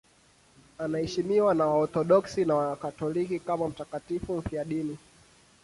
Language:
Swahili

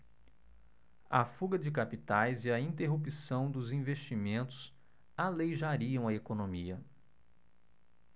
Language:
Portuguese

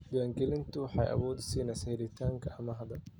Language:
Somali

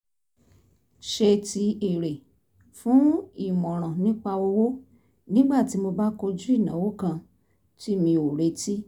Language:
Yoruba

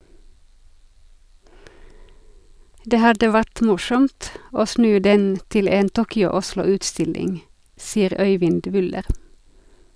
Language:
Norwegian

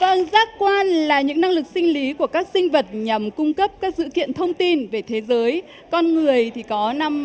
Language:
Vietnamese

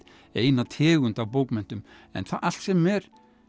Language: Icelandic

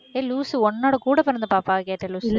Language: Tamil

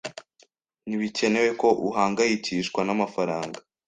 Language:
Kinyarwanda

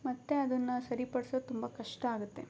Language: Kannada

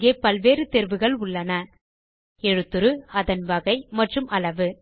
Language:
Tamil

